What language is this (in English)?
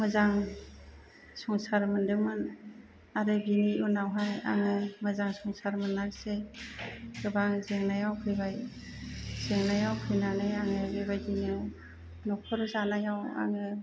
Bodo